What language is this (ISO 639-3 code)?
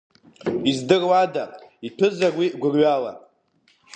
abk